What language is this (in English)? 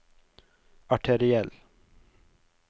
Norwegian